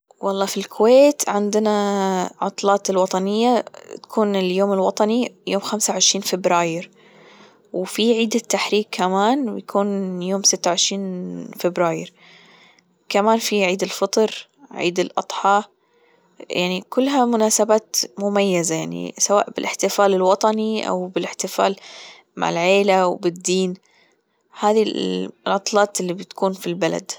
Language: Gulf Arabic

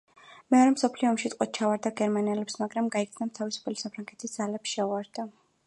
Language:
Georgian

